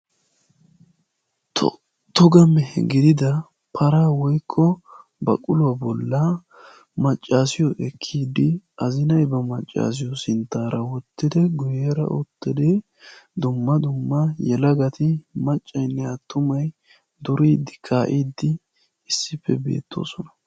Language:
Wolaytta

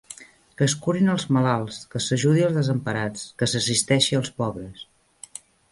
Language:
Catalan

